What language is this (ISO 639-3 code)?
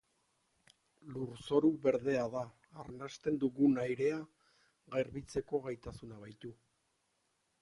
eus